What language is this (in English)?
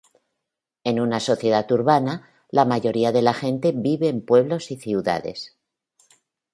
Spanish